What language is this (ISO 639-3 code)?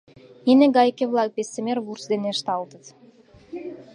chm